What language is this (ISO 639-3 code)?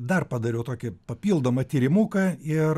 lit